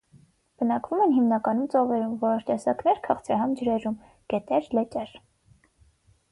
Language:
Armenian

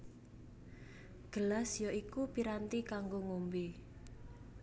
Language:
Javanese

